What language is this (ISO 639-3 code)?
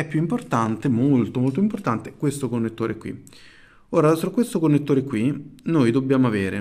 ita